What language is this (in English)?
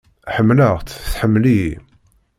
Kabyle